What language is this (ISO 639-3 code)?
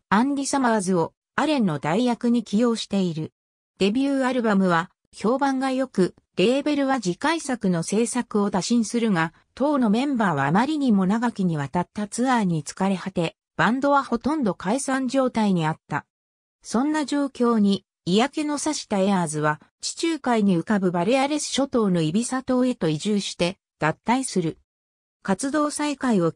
jpn